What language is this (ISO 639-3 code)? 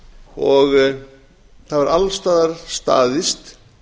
isl